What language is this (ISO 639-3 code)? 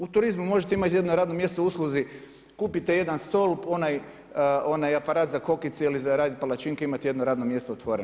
hrv